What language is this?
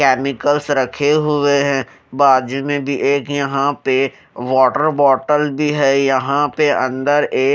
Hindi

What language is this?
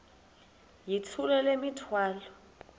Xhosa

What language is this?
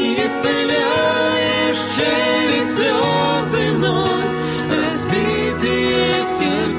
Ukrainian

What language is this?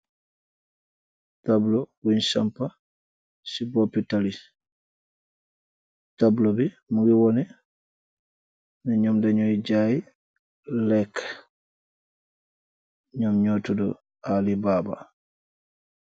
Wolof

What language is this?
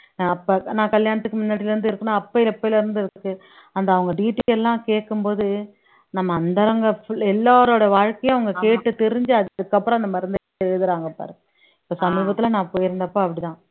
Tamil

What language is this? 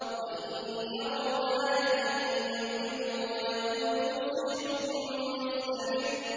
Arabic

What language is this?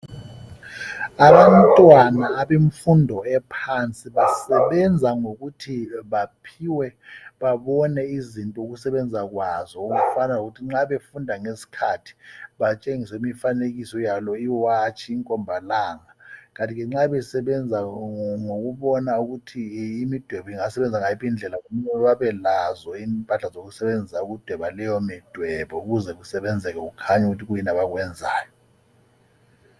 North Ndebele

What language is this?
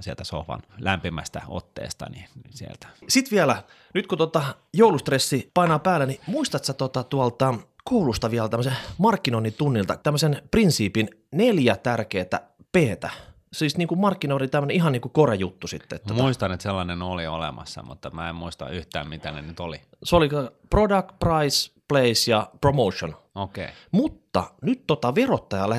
Finnish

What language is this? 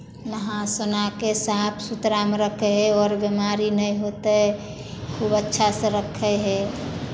Maithili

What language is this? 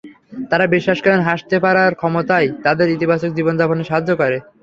Bangla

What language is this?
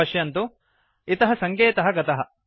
Sanskrit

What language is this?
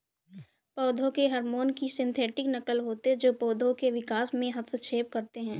Hindi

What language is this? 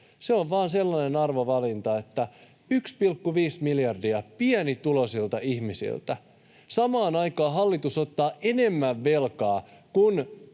Finnish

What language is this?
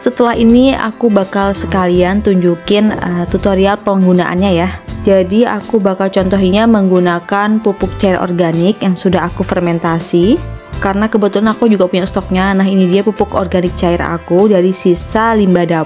Indonesian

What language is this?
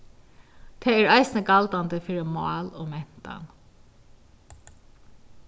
Faroese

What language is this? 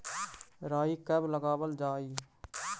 Magahi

